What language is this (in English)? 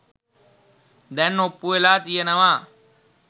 Sinhala